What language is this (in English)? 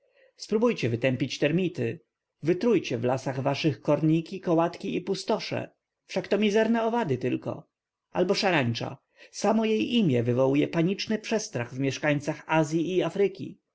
Polish